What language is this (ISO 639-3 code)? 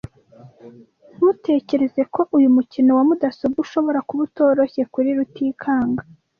kin